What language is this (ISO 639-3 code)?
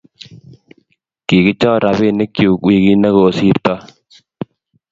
kln